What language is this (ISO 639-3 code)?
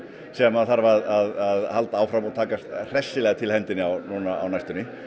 isl